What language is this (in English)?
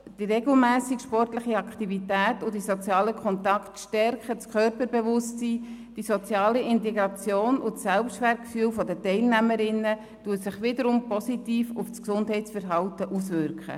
Swiss German